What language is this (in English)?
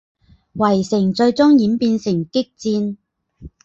Chinese